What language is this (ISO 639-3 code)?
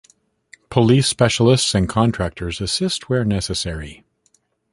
eng